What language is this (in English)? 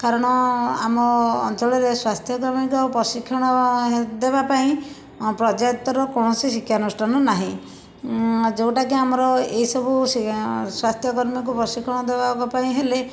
Odia